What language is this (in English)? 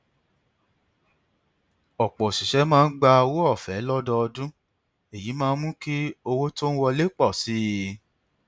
Yoruba